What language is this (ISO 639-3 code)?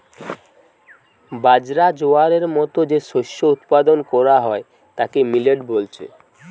ben